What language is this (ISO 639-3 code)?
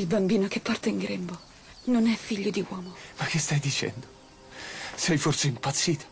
ita